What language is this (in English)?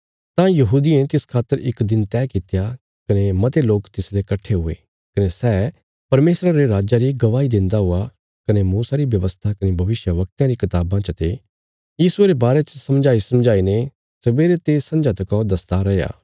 Bilaspuri